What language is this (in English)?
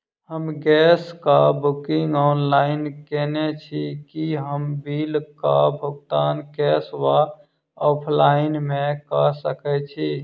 Maithili